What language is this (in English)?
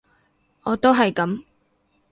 Cantonese